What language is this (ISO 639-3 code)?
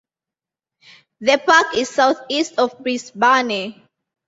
eng